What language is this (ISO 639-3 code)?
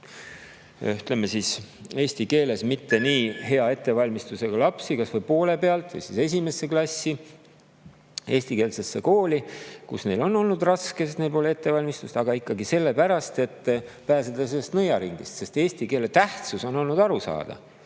est